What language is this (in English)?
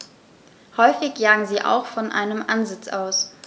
German